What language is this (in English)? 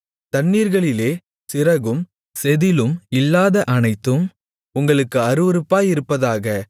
Tamil